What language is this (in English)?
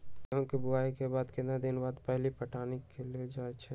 Magahi